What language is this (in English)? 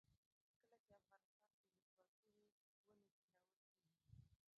Pashto